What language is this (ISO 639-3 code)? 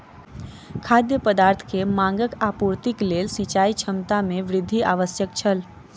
mai